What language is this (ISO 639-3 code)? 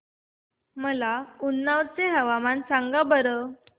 mar